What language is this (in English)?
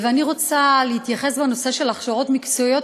Hebrew